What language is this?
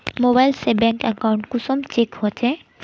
Magahi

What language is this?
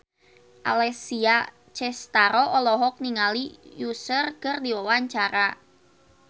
Sundanese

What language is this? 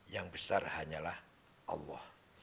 Indonesian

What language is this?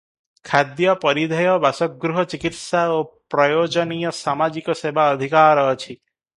Odia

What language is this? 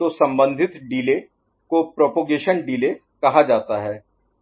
Hindi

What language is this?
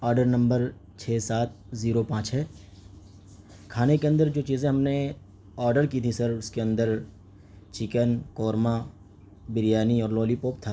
Urdu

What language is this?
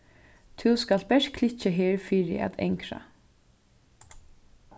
Faroese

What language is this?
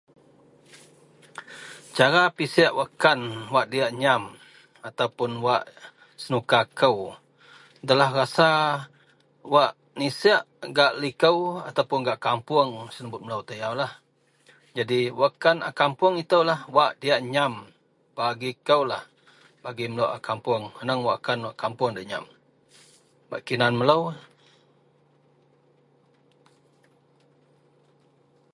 Central Melanau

